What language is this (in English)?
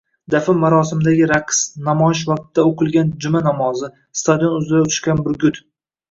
Uzbek